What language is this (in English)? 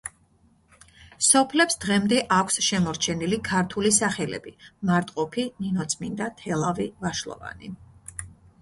Georgian